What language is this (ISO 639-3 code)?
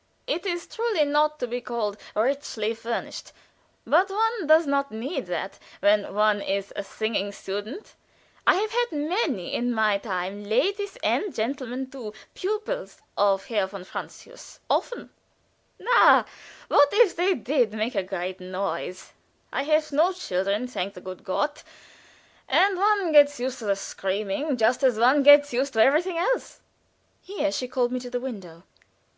eng